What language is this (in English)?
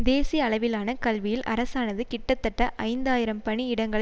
Tamil